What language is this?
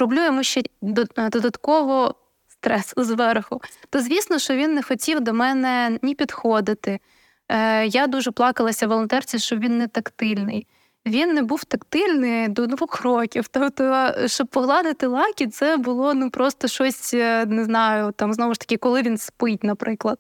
Ukrainian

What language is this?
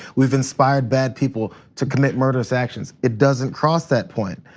English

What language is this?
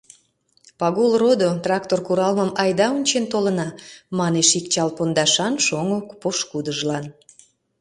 Mari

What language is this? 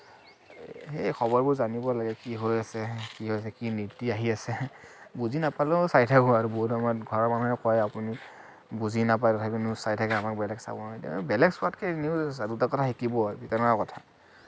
Assamese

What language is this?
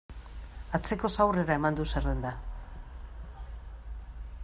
Basque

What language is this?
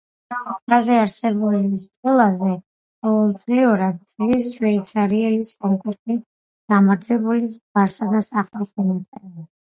Georgian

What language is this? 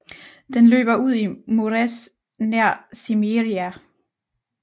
Danish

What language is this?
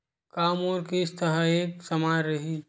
Chhattisgarhi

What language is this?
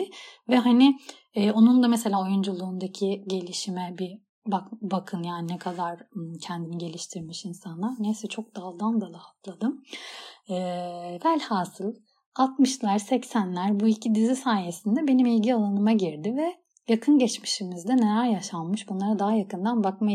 Turkish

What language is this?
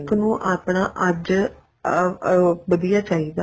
Punjabi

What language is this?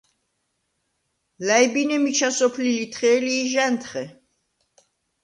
Svan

